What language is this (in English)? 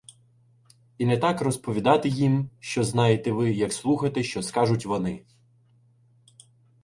Ukrainian